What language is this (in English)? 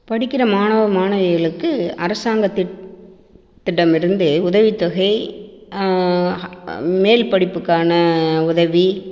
Tamil